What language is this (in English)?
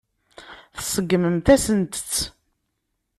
Kabyle